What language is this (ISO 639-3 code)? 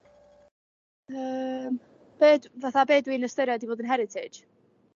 cym